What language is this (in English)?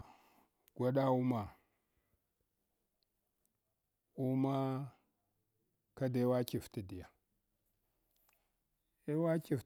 Hwana